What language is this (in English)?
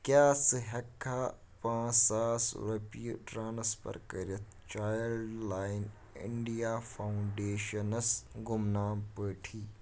Kashmiri